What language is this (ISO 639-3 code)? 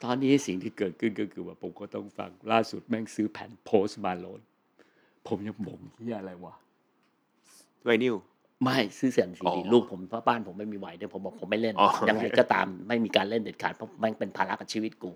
tha